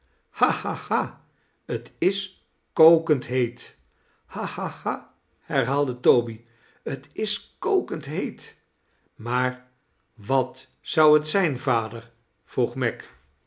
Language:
Dutch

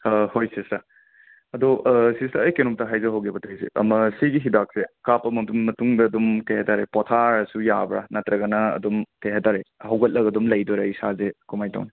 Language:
Manipuri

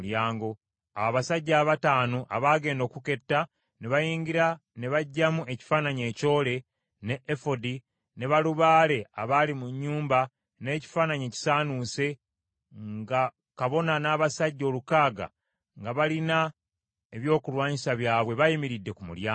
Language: Ganda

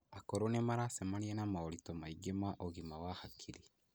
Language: Kikuyu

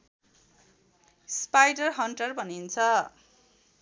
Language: Nepali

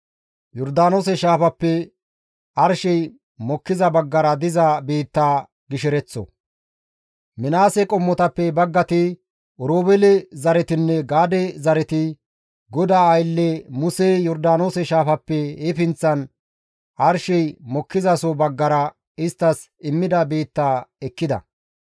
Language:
Gamo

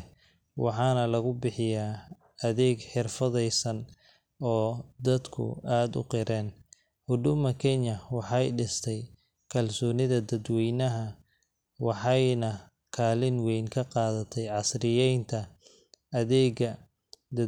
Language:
Somali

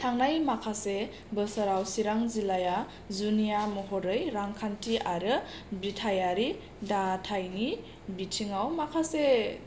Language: Bodo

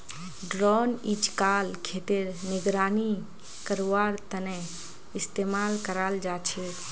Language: Magahi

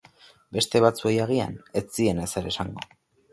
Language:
Basque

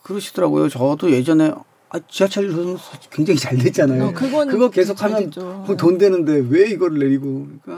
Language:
Korean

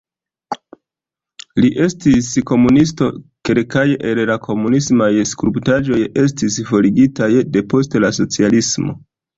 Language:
Esperanto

